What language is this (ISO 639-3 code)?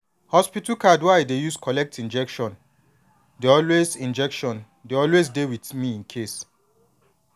pcm